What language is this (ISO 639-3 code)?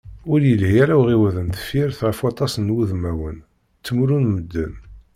kab